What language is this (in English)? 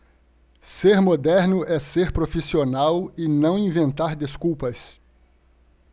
Portuguese